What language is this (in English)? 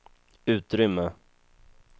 Swedish